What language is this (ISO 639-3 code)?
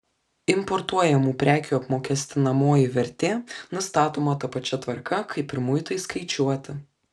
lit